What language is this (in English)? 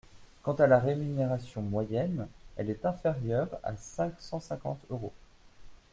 French